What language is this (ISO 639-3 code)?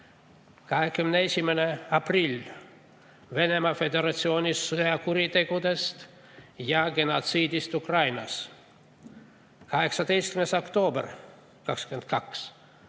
est